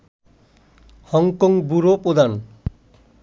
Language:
Bangla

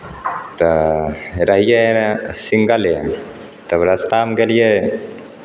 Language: Maithili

